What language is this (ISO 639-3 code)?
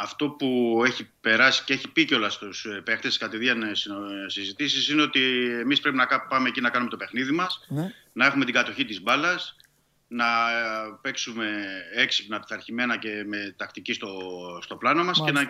ell